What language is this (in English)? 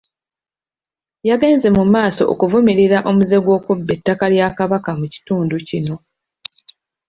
Ganda